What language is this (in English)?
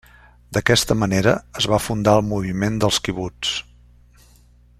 Catalan